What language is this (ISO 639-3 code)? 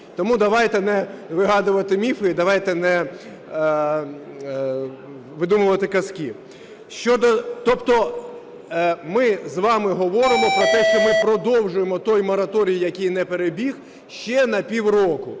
ukr